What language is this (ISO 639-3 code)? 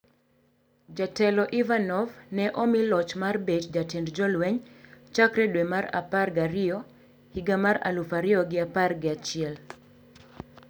luo